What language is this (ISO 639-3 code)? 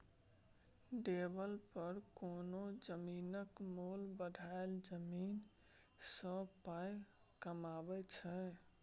mai